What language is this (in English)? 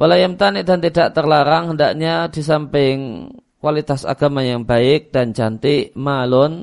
Indonesian